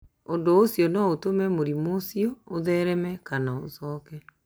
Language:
Kikuyu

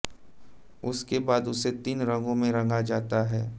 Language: Hindi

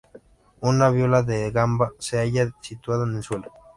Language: Spanish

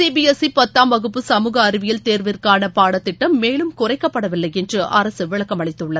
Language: Tamil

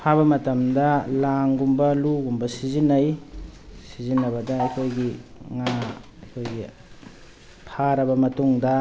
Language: Manipuri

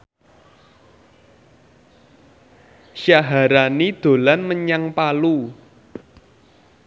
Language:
Javanese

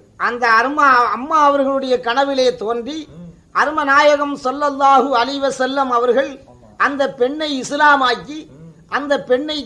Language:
Tamil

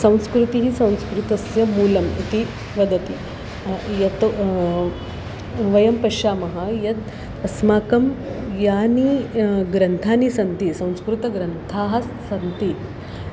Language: Sanskrit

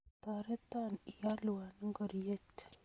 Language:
Kalenjin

